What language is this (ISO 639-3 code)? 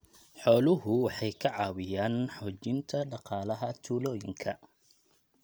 som